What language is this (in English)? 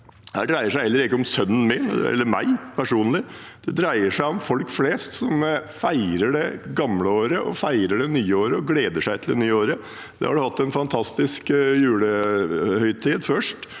Norwegian